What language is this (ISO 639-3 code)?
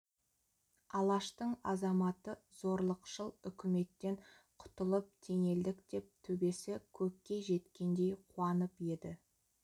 kaz